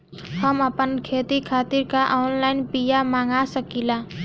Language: Bhojpuri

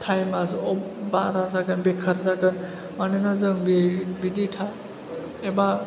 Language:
Bodo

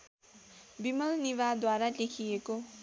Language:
Nepali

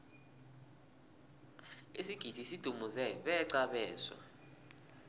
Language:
South Ndebele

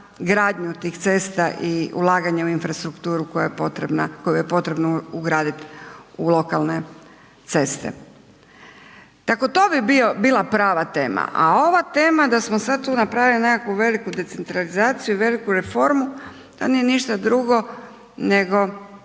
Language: Croatian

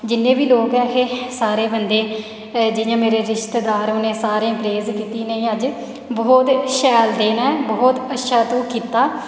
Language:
Dogri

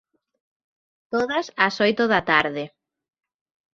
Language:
Galician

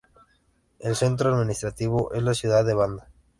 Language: Spanish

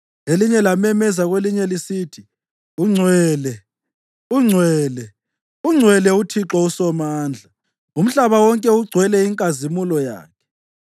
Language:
North Ndebele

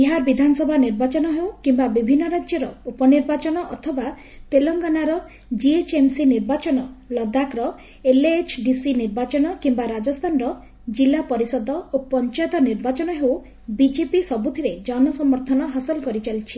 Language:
Odia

